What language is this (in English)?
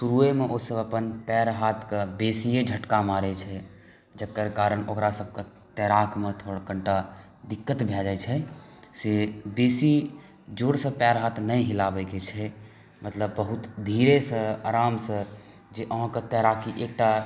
Maithili